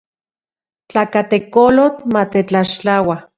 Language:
Central Puebla Nahuatl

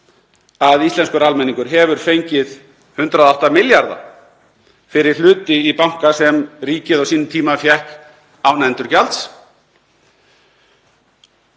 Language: Icelandic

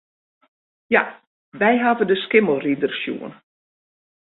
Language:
Western Frisian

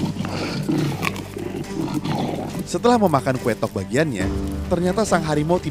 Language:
Indonesian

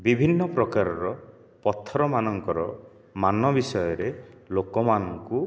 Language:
Odia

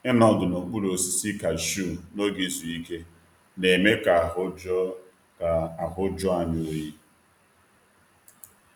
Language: Igbo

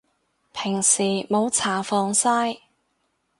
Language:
Cantonese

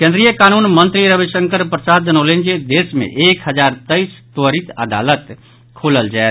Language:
Maithili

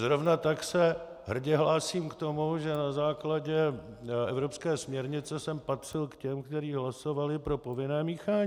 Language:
Czech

